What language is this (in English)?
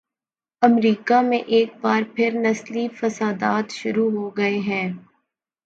Urdu